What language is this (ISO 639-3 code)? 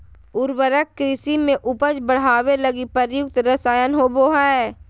mag